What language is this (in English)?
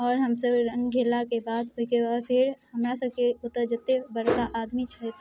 Maithili